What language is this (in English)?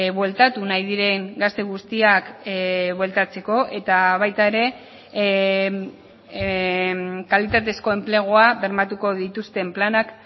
Basque